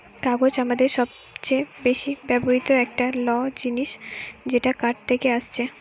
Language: Bangla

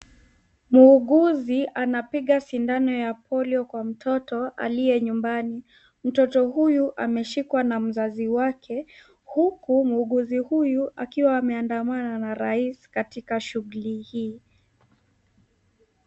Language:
Swahili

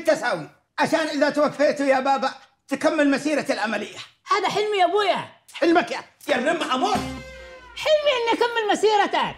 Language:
Arabic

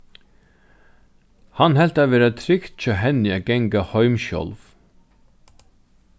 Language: Faroese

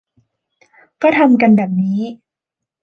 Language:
Thai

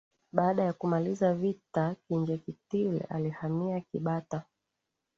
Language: Swahili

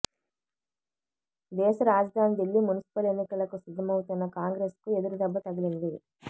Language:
Telugu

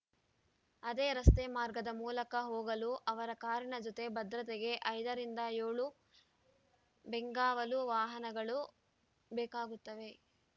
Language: Kannada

